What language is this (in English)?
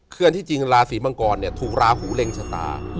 Thai